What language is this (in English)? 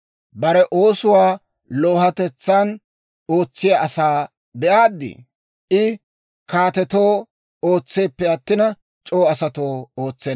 Dawro